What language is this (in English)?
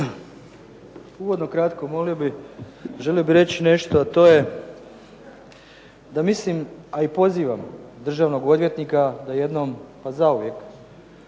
Croatian